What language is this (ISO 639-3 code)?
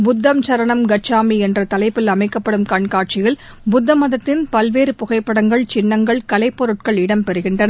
tam